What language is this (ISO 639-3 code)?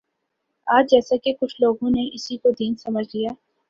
urd